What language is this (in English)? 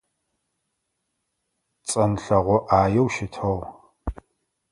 Adyghe